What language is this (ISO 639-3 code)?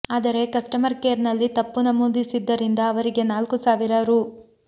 kan